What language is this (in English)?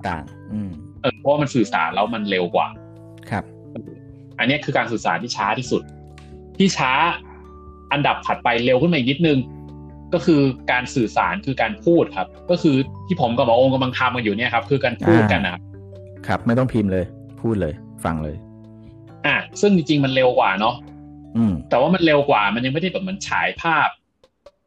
Thai